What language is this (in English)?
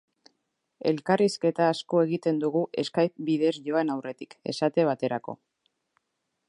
Basque